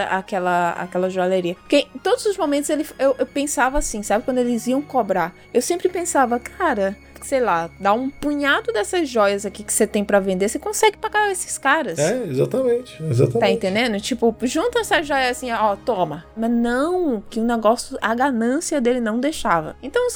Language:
Portuguese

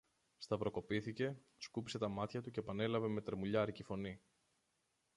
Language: Greek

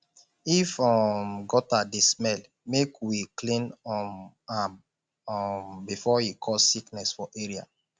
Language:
Nigerian Pidgin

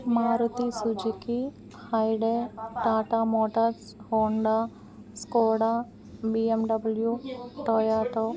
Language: Telugu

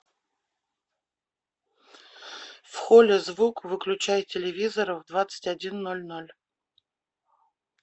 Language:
Russian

